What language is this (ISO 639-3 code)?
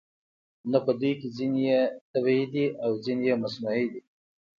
pus